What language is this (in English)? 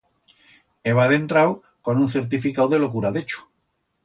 Aragonese